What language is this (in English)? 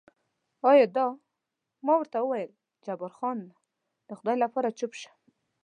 Pashto